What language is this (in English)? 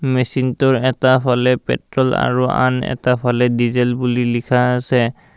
Assamese